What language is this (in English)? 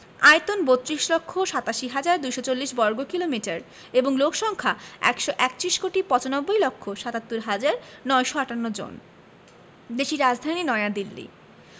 Bangla